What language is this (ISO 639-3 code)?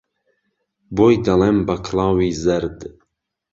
ckb